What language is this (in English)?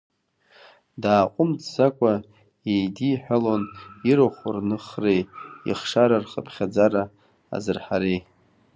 Abkhazian